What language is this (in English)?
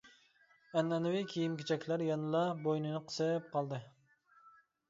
Uyghur